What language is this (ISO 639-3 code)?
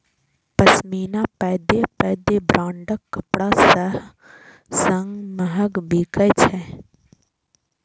mai